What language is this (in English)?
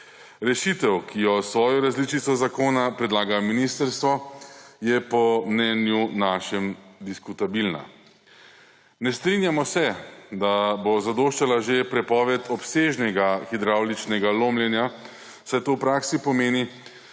Slovenian